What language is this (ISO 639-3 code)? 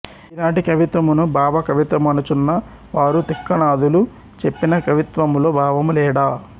tel